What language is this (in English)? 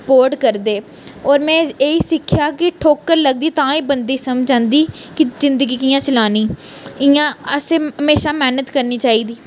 Dogri